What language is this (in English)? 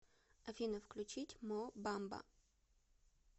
Russian